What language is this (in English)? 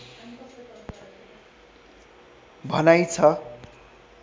Nepali